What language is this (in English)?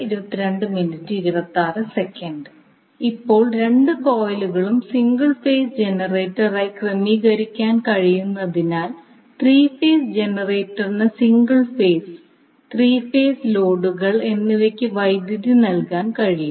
Malayalam